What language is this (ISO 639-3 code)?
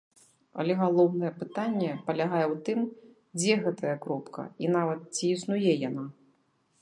bel